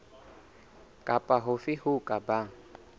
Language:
Southern Sotho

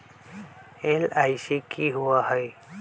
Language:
Magahi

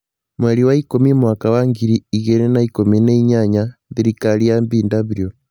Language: Kikuyu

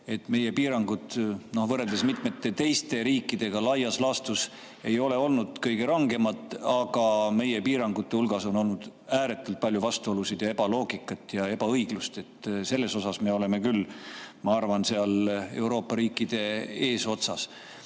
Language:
Estonian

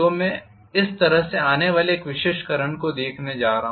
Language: Hindi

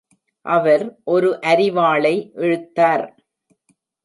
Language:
Tamil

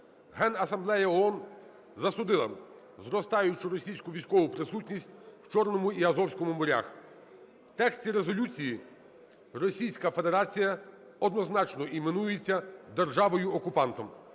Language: Ukrainian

